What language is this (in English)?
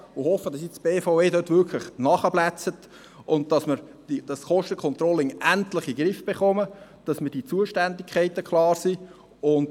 Swiss German